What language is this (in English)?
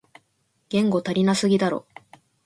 Japanese